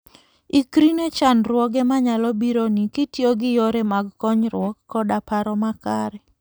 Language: Luo (Kenya and Tanzania)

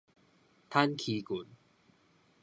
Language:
Min Nan Chinese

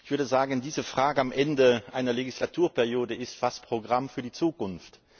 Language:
German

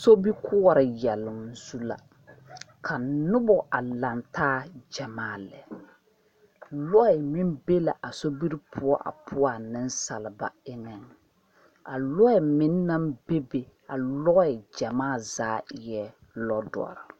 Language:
Southern Dagaare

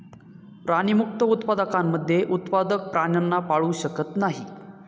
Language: Marathi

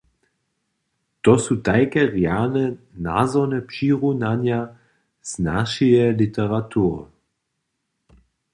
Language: Upper Sorbian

